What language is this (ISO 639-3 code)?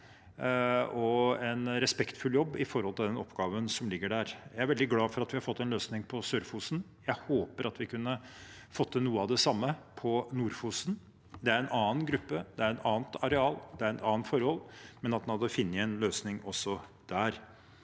nor